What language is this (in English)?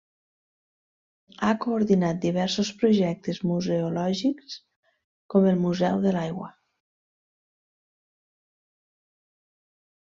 Catalan